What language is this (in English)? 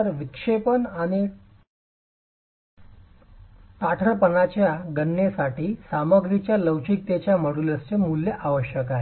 Marathi